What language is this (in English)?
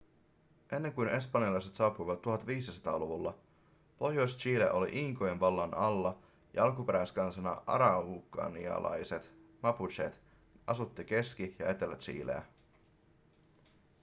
Finnish